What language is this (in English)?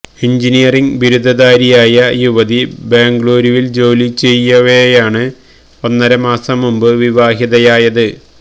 Malayalam